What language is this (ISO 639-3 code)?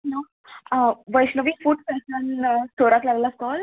kok